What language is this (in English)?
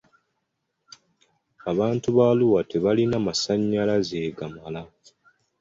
Ganda